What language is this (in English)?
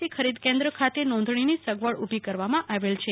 Gujarati